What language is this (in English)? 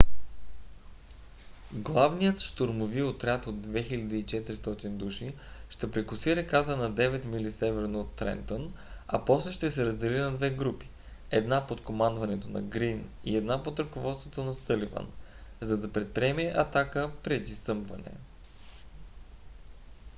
Bulgarian